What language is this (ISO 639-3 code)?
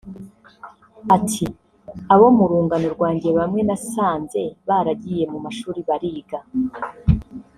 kin